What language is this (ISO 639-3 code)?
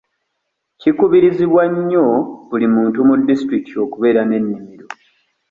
lug